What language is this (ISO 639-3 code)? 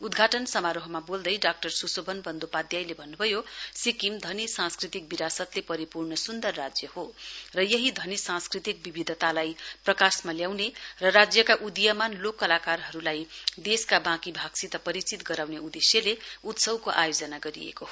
nep